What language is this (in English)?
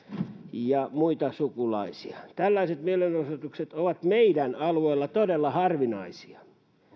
Finnish